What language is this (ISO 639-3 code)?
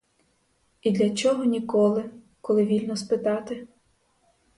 ukr